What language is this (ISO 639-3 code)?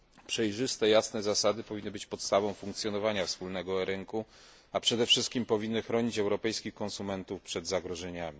pol